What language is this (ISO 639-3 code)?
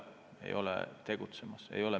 est